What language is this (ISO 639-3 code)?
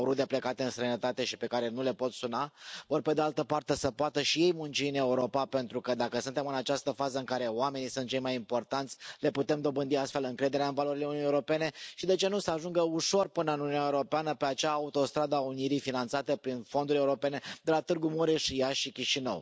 ron